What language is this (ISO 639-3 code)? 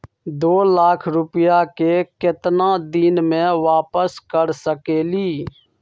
mag